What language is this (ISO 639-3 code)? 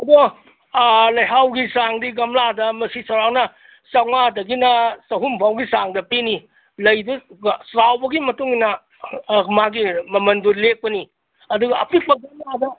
mni